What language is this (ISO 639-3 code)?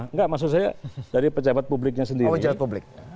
ind